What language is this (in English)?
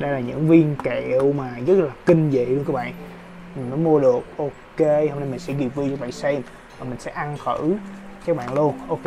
Vietnamese